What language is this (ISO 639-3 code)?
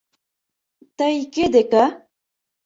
chm